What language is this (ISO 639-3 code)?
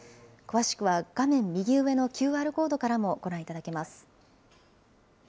jpn